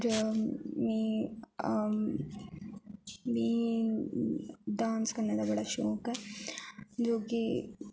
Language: Dogri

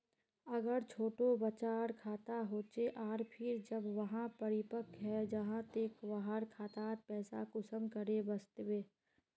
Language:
Magahi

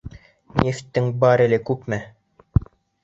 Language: Bashkir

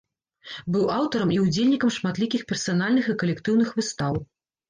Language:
Belarusian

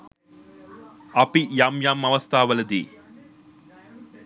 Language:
Sinhala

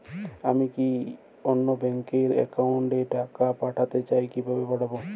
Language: Bangla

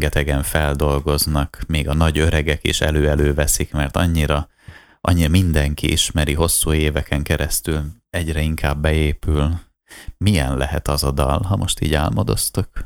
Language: Hungarian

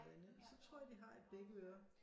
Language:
Danish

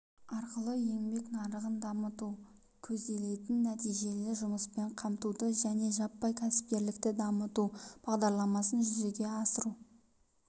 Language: Kazakh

